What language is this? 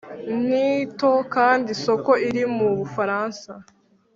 Kinyarwanda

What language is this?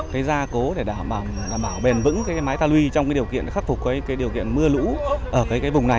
Vietnamese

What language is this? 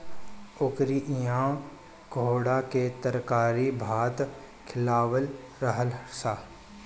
Bhojpuri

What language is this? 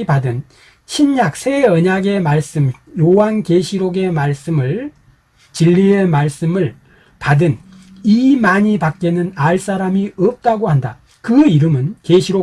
Korean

